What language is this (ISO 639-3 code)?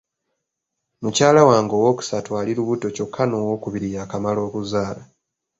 lug